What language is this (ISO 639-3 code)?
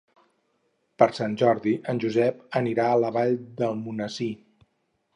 cat